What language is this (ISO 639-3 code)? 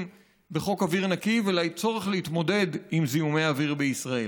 heb